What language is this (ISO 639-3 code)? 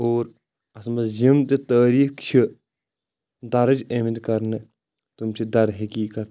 kas